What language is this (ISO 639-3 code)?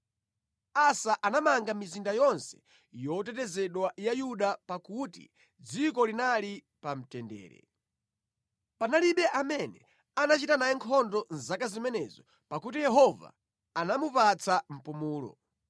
nya